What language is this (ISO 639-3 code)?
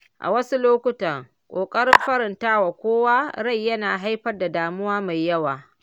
hau